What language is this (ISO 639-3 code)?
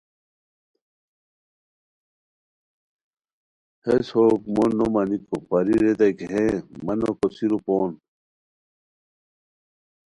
khw